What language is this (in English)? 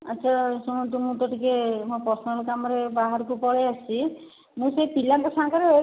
Odia